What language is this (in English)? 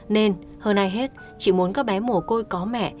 Vietnamese